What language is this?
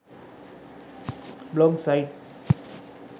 Sinhala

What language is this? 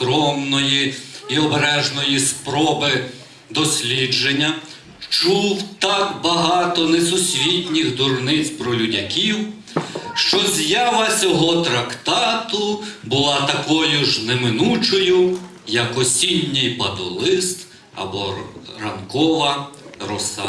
Ukrainian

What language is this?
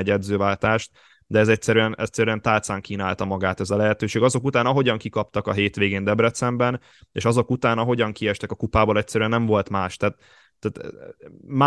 Hungarian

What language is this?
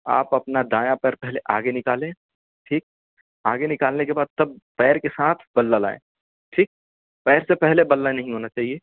Urdu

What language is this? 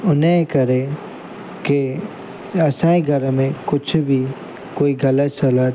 Sindhi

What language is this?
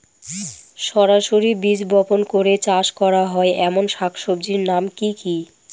Bangla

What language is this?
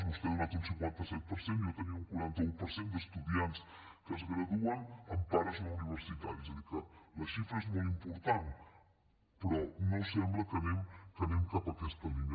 Catalan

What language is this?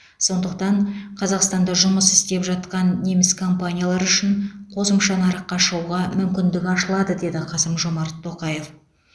Kazakh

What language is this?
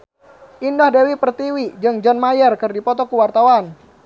Sundanese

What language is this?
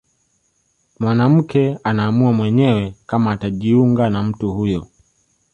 Swahili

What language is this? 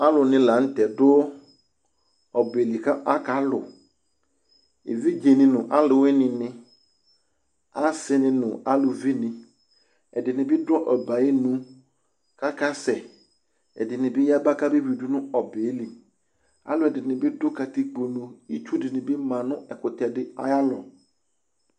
Ikposo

